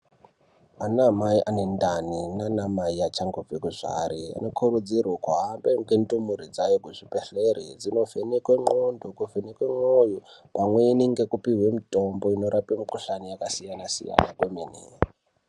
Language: Ndau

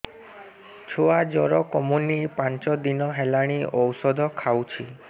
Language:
Odia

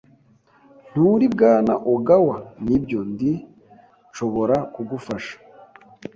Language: Kinyarwanda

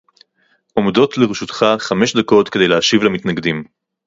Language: Hebrew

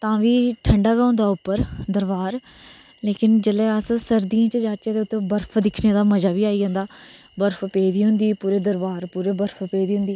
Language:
Dogri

